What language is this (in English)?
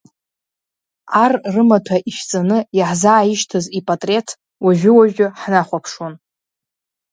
Abkhazian